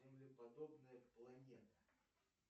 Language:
Russian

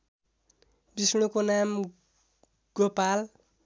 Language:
Nepali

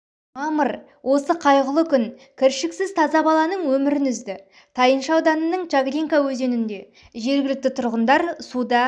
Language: Kazakh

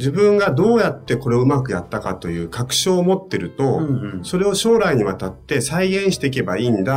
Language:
Japanese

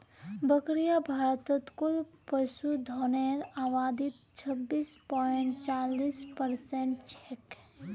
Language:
Magahi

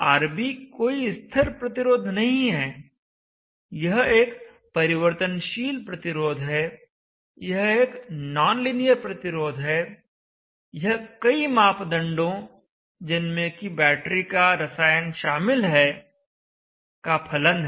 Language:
Hindi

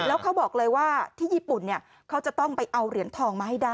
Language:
Thai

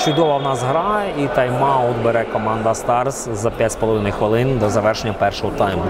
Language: Ukrainian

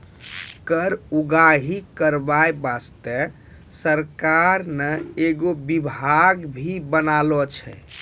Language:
Maithili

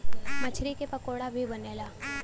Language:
Bhojpuri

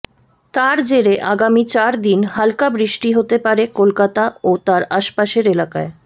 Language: Bangla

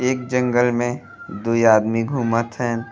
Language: Bhojpuri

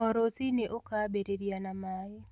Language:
Kikuyu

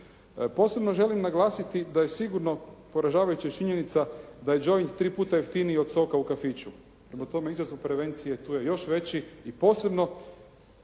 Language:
Croatian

